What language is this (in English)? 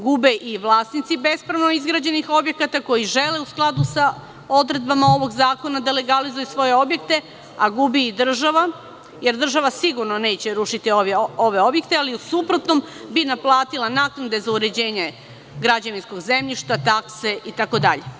Serbian